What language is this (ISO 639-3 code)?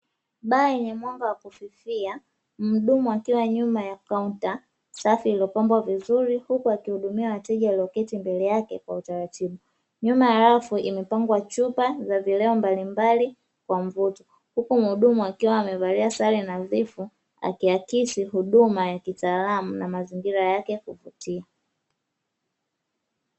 swa